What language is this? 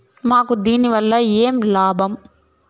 Telugu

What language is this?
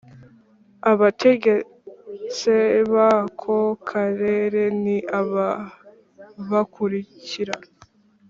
Kinyarwanda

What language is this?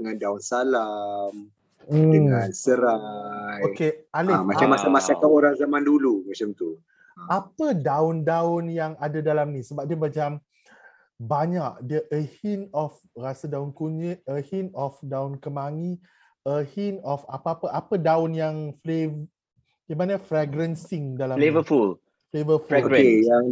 Malay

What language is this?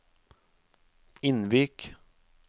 Norwegian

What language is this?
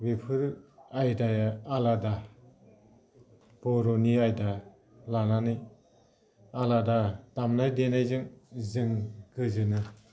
Bodo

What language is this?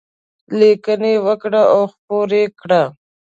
Pashto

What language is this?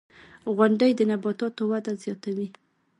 Pashto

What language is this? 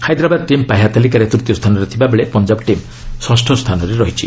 Odia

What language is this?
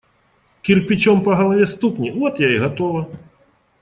Russian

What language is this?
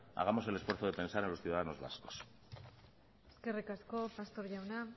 Spanish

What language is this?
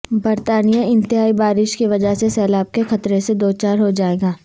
Urdu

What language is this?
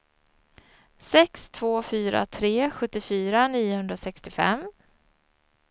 Swedish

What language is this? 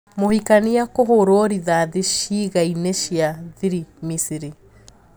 Kikuyu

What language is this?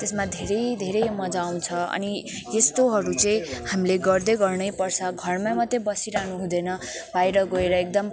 Nepali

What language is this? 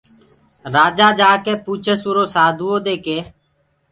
Gurgula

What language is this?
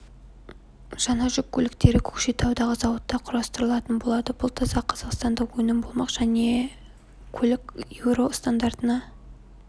Kazakh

